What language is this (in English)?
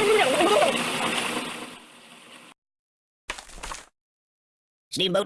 English